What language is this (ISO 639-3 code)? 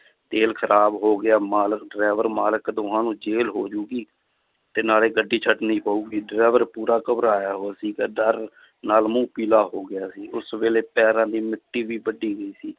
pan